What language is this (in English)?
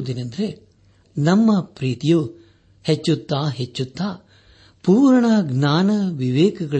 Kannada